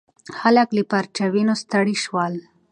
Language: Pashto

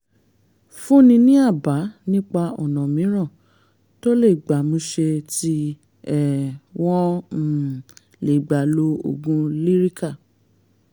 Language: Yoruba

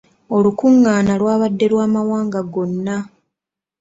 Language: Ganda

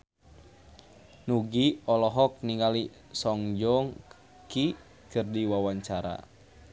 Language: Sundanese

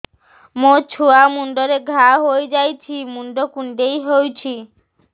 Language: Odia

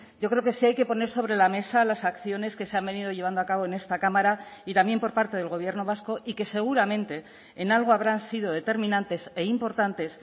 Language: Spanish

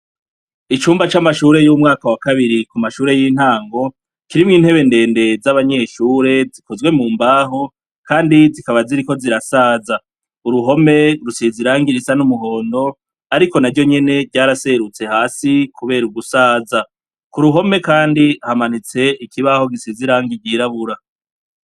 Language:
Rundi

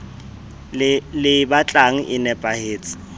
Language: Southern Sotho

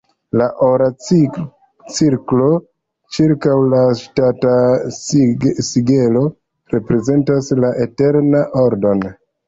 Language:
Esperanto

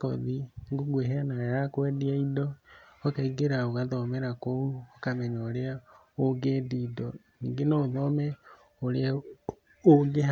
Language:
Kikuyu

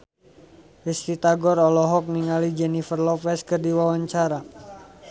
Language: Sundanese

